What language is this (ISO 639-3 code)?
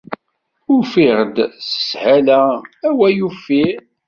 kab